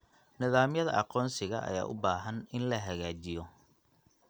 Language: Somali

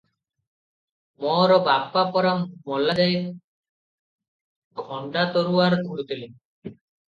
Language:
Odia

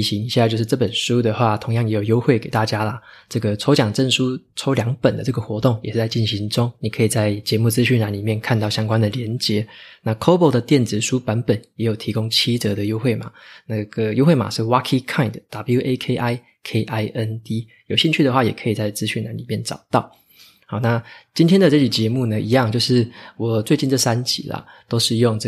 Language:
Chinese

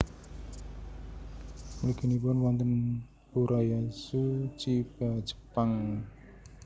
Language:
Javanese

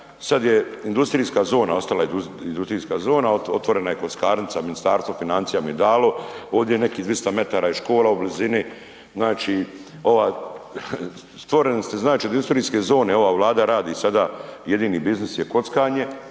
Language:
Croatian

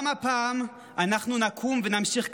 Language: Hebrew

